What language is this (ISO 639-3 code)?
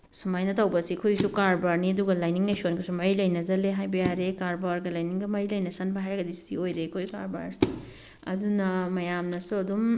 mni